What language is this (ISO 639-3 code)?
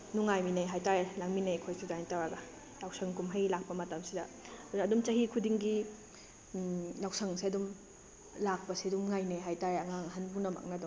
mni